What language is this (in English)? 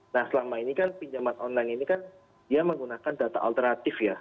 Indonesian